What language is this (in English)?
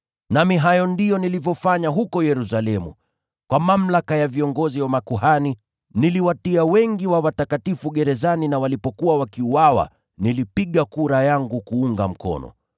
Swahili